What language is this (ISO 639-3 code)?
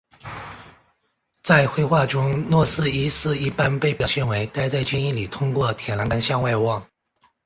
zho